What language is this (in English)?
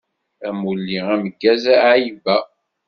Kabyle